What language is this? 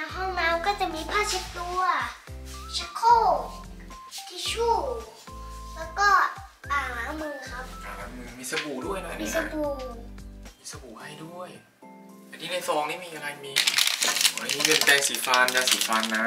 Thai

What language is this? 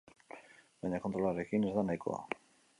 Basque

